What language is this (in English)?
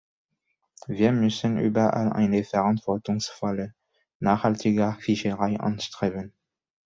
German